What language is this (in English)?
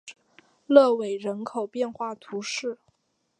Chinese